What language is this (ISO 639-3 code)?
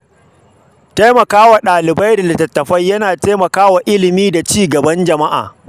hau